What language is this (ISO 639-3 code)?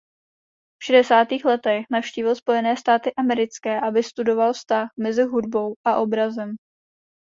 ces